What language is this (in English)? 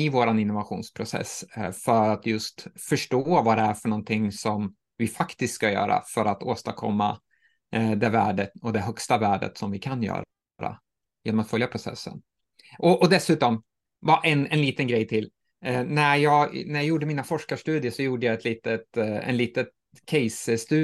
Swedish